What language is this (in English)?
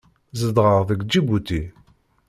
Kabyle